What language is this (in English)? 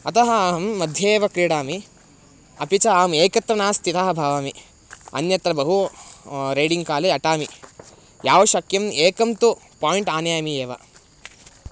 Sanskrit